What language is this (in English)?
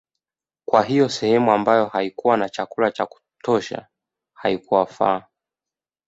Swahili